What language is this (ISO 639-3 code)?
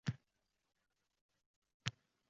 uzb